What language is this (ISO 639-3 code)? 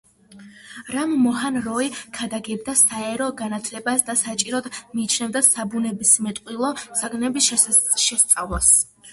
kat